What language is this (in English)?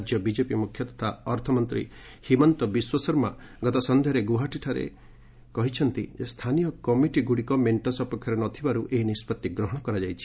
Odia